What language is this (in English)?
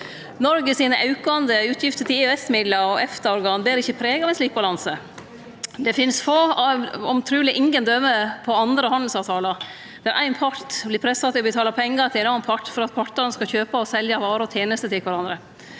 Norwegian